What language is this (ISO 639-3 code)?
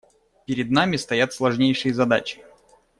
rus